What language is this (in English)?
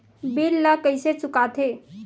Chhattisgarhi